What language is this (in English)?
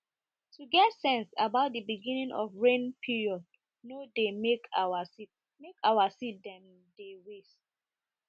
Nigerian Pidgin